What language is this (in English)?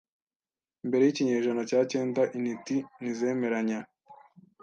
Kinyarwanda